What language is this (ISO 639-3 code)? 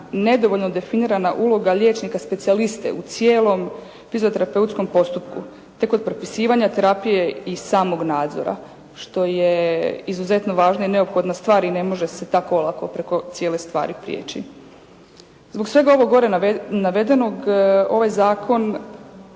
hrv